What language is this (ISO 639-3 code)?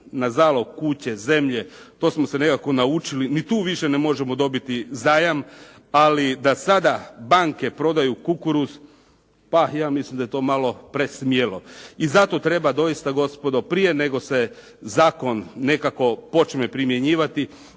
hrv